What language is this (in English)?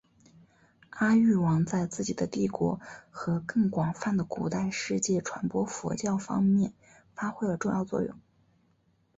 Chinese